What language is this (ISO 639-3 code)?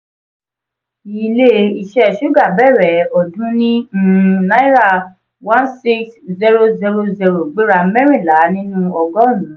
yor